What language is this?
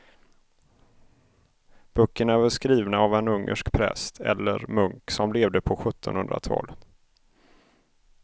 Swedish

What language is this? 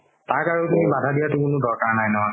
Assamese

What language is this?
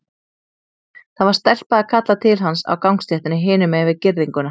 Icelandic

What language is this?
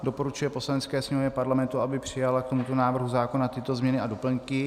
Czech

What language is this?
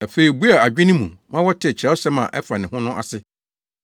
Akan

